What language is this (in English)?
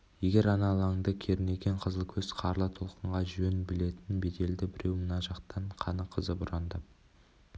Kazakh